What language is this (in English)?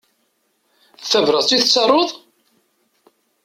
Kabyle